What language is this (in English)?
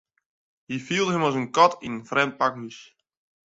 Western Frisian